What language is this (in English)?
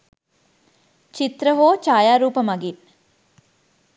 Sinhala